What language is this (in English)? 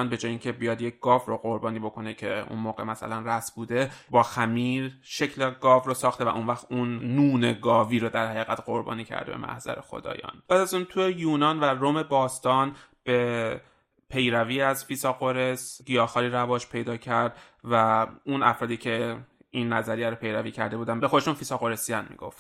Persian